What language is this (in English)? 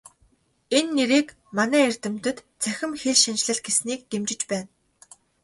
Mongolian